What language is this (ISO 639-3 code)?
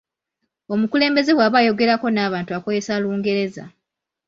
lug